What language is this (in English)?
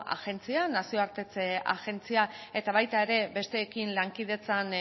Basque